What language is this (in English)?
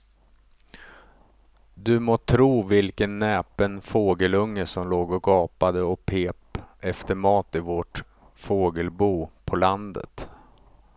Swedish